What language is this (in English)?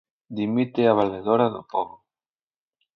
Galician